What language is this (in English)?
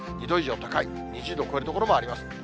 Japanese